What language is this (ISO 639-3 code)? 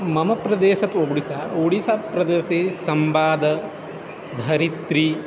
san